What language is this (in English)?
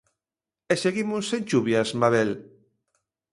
Galician